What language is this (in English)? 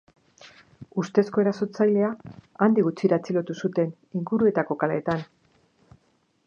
Basque